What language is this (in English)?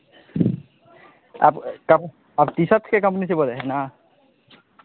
Maithili